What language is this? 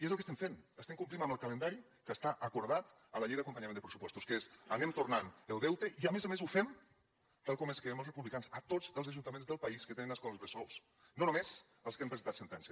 Catalan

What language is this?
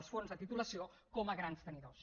Catalan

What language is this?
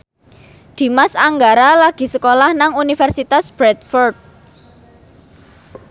Javanese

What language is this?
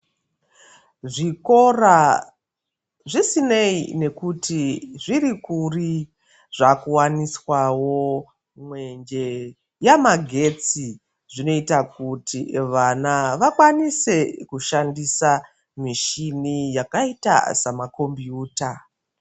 Ndau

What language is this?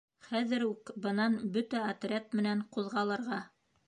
Bashkir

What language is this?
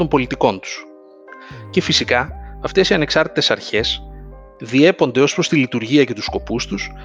Greek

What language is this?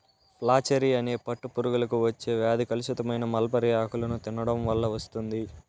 Telugu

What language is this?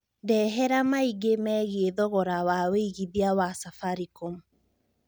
Kikuyu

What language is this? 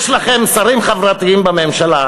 Hebrew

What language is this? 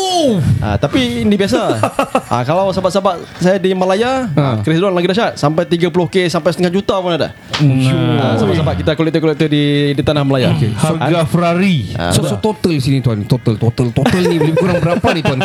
Malay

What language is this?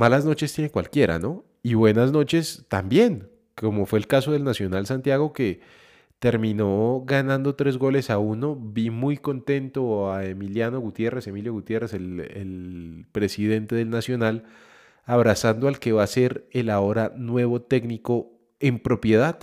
Spanish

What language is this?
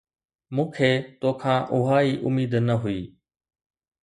Sindhi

